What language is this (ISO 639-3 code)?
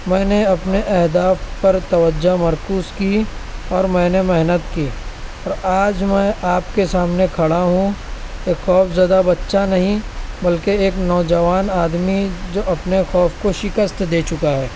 urd